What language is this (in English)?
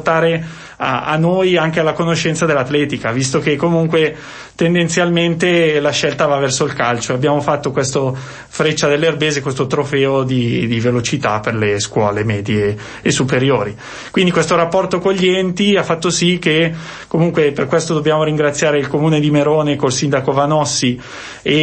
Italian